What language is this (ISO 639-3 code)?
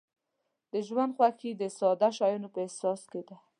pus